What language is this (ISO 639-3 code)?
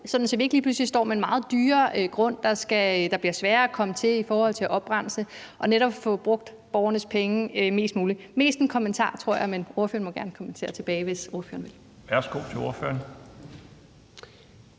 dan